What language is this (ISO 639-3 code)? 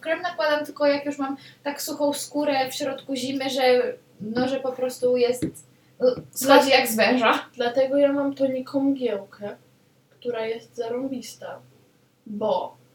pol